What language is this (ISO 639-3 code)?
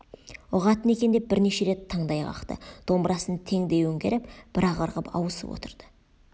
kaz